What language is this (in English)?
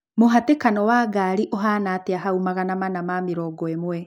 Kikuyu